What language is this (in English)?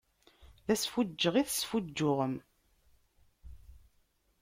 Kabyle